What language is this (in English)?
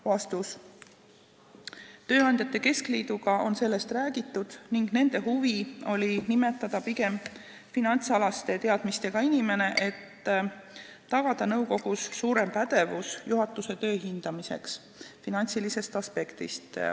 Estonian